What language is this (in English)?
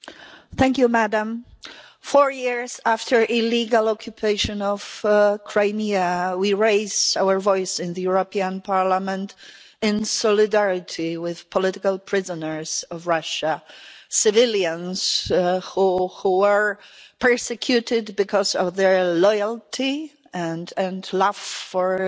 English